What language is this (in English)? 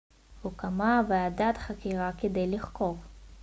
Hebrew